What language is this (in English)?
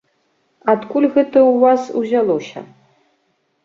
Belarusian